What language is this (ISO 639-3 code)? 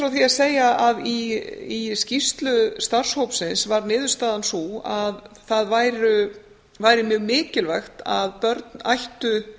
isl